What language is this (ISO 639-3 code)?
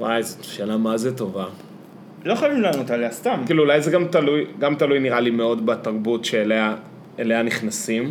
heb